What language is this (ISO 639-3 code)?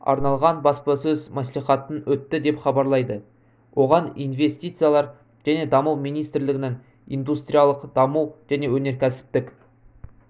kaz